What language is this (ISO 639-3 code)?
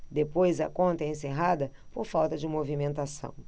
por